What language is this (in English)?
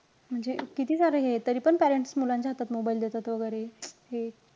Marathi